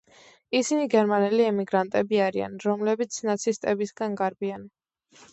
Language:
Georgian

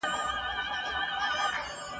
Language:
Pashto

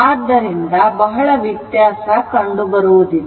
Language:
Kannada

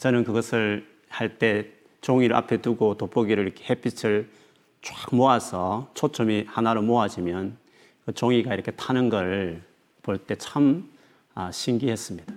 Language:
Korean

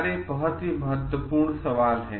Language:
Hindi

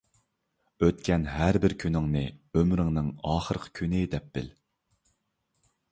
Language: Uyghur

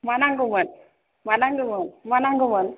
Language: Bodo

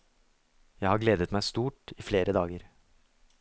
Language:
Norwegian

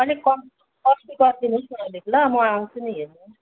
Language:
Nepali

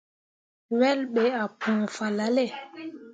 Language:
Mundang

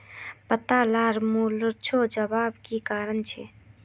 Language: Magahi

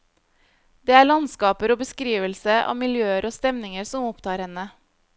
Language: Norwegian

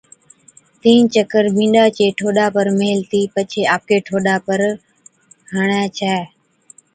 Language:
Od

